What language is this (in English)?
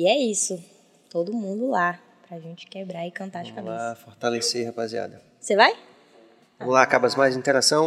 Portuguese